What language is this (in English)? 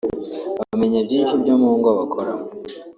Kinyarwanda